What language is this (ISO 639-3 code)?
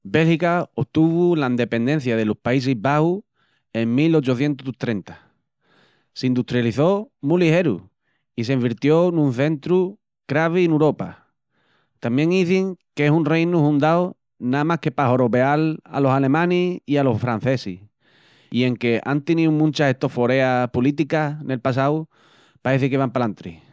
ext